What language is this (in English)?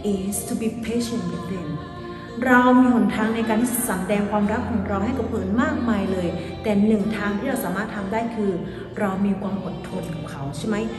Thai